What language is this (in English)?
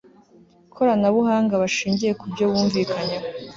Kinyarwanda